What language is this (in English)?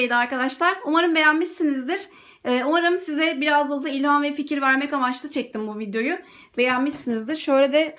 Turkish